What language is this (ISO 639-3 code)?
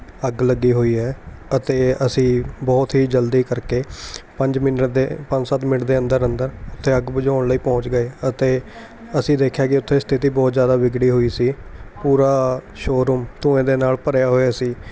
pan